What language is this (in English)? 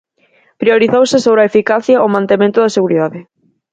Galician